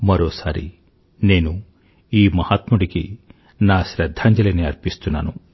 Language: Telugu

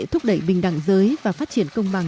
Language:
Vietnamese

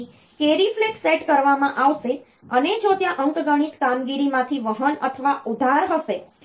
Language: Gujarati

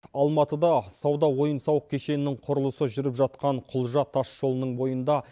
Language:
Kazakh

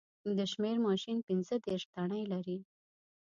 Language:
Pashto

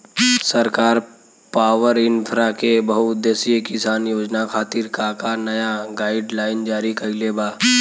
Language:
Bhojpuri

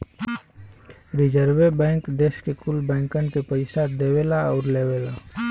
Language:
Bhojpuri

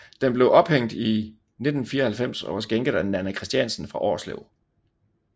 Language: Danish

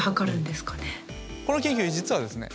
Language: Japanese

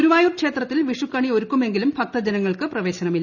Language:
Malayalam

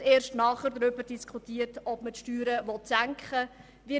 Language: Swiss German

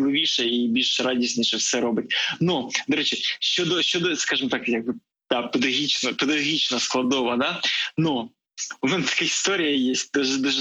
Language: Ukrainian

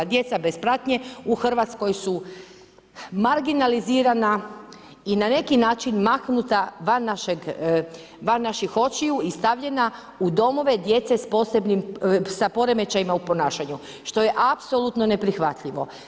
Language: Croatian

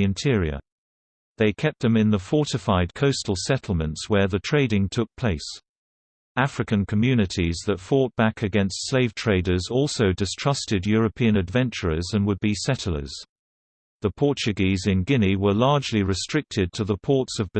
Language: English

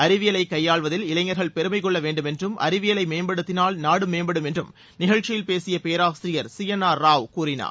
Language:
Tamil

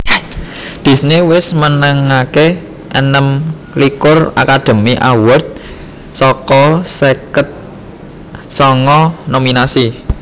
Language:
Javanese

